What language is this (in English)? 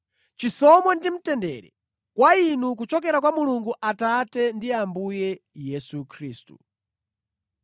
Nyanja